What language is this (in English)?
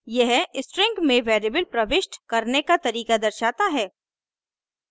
Hindi